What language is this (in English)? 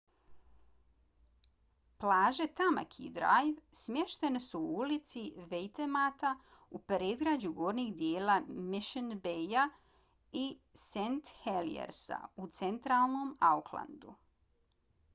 Bosnian